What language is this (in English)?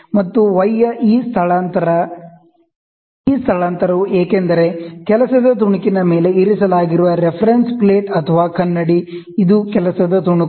Kannada